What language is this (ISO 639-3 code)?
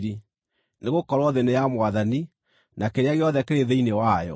kik